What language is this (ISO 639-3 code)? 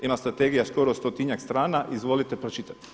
hrv